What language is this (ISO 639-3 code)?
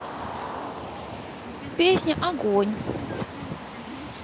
rus